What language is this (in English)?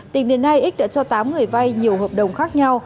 Vietnamese